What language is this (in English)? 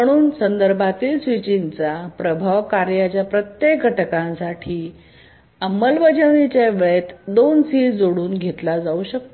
Marathi